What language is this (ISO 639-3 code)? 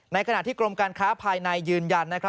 tha